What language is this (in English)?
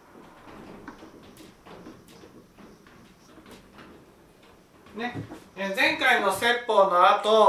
Japanese